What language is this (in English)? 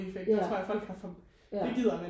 Danish